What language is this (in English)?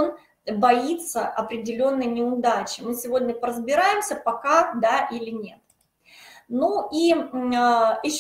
Russian